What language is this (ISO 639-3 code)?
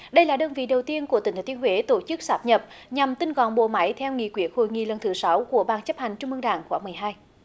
vie